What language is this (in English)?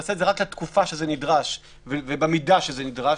Hebrew